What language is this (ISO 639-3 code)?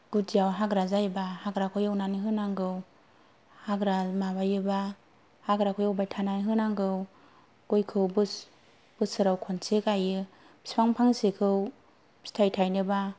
brx